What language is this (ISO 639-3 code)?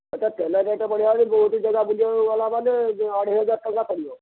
ori